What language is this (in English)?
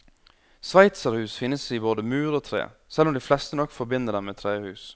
Norwegian